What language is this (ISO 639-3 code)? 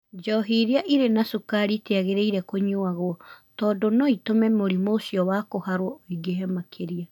kik